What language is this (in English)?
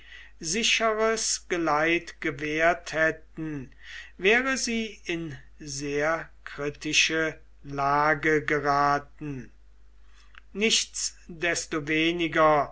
German